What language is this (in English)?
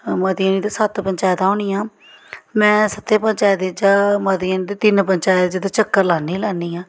Dogri